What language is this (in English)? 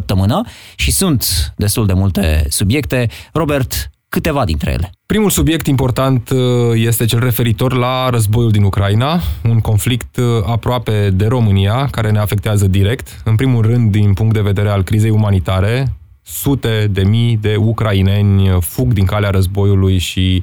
Romanian